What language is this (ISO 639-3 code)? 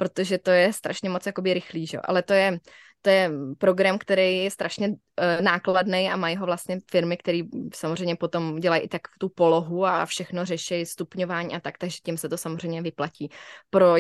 ces